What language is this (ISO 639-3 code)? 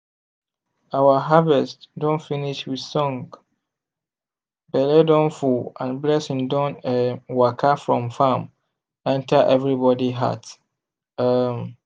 pcm